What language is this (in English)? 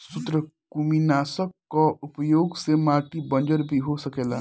Bhojpuri